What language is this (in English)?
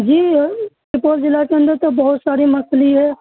Urdu